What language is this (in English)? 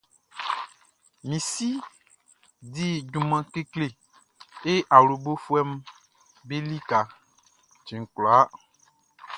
Baoulé